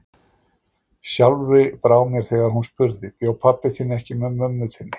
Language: Icelandic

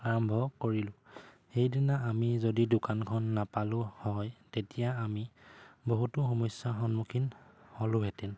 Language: Assamese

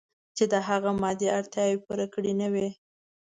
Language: Pashto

